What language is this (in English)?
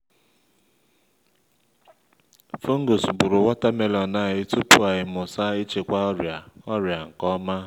Igbo